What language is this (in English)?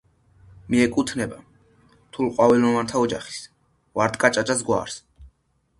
Georgian